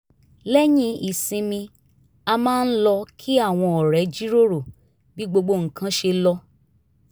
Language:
Yoruba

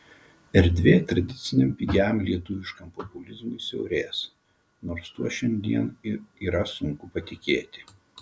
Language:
Lithuanian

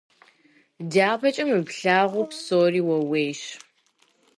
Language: Kabardian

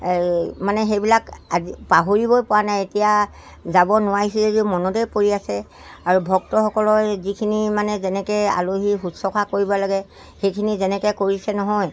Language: Assamese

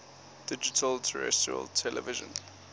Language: English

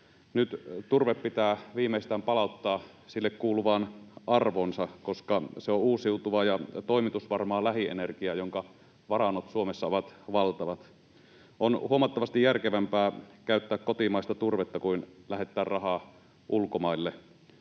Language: Finnish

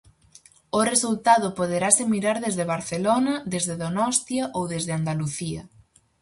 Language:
Galician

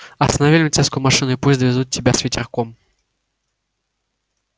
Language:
Russian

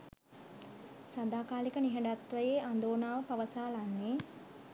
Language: Sinhala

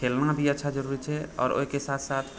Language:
Maithili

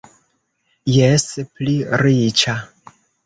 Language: Esperanto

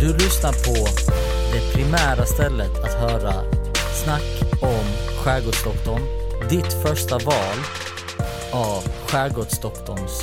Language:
Swedish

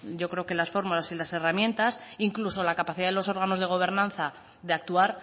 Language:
Spanish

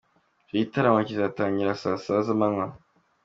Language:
Kinyarwanda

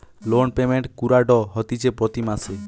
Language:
Bangla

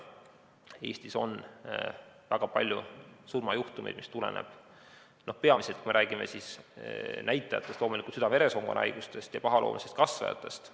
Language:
Estonian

